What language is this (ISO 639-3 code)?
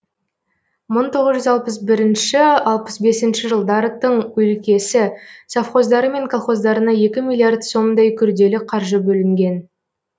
kaz